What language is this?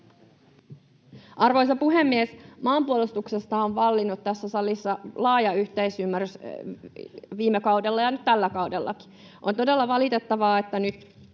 Finnish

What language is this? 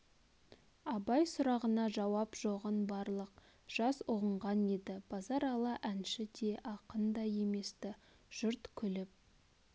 Kazakh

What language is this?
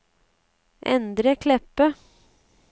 Norwegian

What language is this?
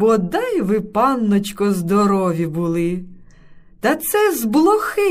Ukrainian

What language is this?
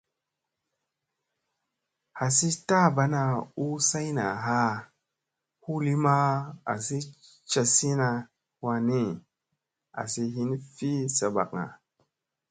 Musey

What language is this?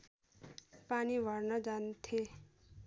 Nepali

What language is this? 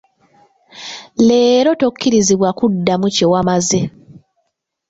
Ganda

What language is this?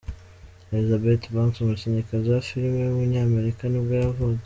Kinyarwanda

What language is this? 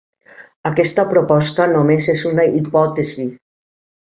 Catalan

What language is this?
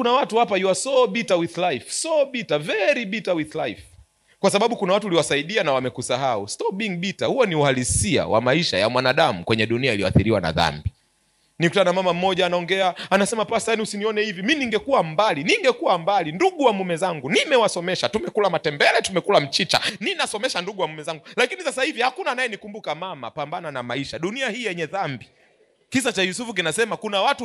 Swahili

